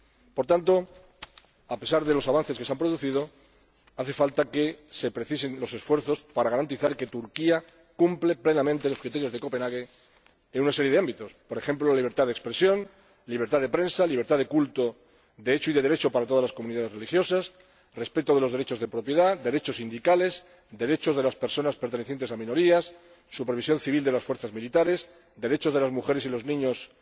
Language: Spanish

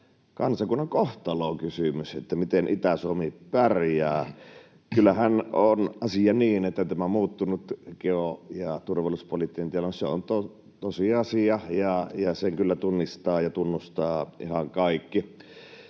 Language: Finnish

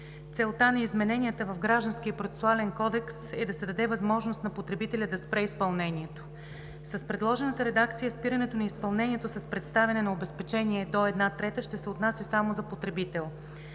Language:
Bulgarian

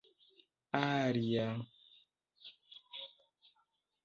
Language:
Esperanto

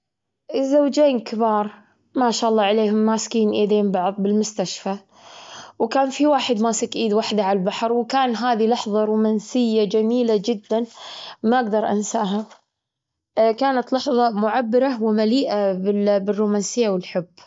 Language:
Gulf Arabic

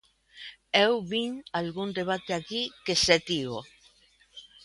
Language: Galician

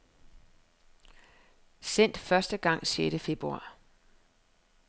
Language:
Danish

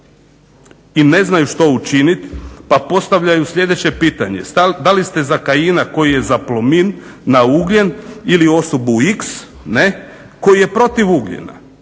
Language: Croatian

